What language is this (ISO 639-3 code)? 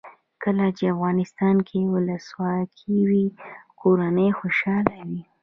pus